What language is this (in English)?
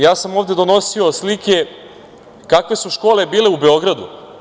Serbian